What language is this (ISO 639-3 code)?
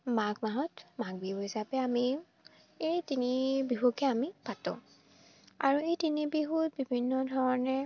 asm